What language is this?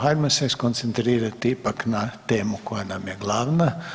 Croatian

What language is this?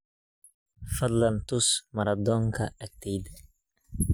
Somali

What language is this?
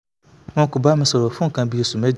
Yoruba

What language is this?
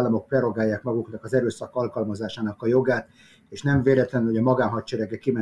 Hungarian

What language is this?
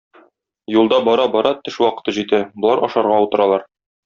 Tatar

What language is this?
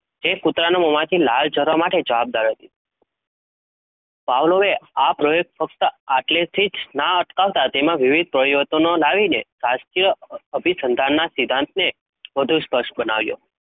Gujarati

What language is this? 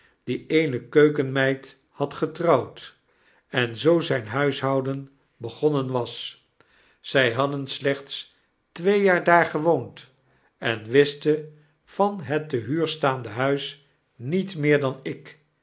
Dutch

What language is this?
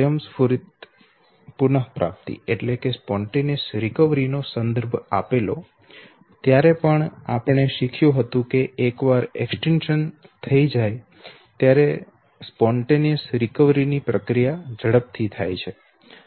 Gujarati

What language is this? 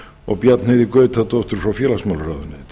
Icelandic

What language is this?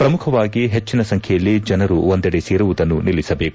Kannada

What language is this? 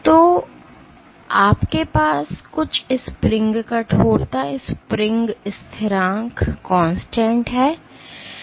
Hindi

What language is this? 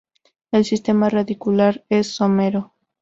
Spanish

